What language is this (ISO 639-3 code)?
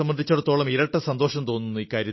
mal